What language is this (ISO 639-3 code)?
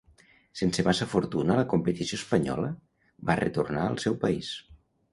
cat